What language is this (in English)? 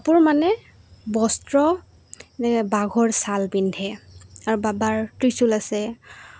Assamese